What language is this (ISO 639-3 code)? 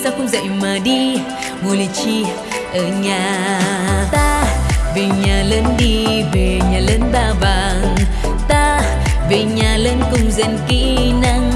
vie